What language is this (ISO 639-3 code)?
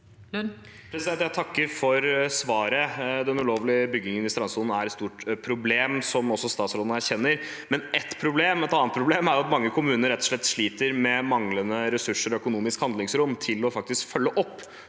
nor